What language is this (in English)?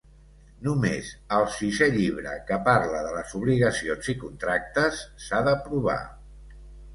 Catalan